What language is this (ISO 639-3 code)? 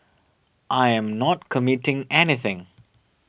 eng